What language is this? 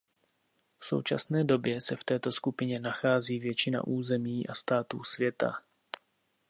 Czech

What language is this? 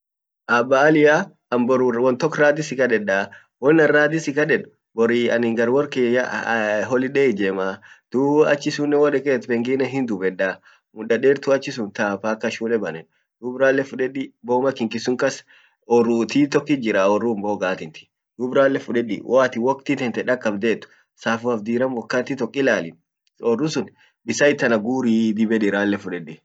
Orma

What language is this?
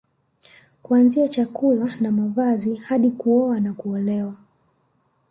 Swahili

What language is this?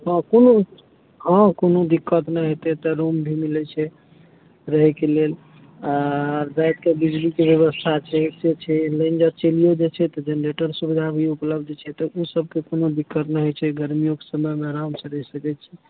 Maithili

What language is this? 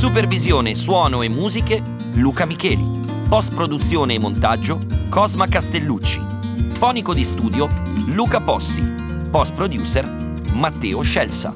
Italian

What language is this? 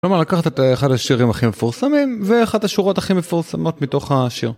Hebrew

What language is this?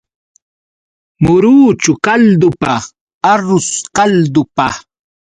Yauyos Quechua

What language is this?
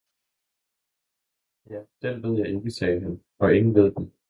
Danish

